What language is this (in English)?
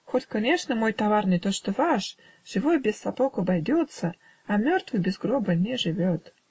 Russian